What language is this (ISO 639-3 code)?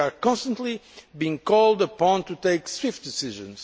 eng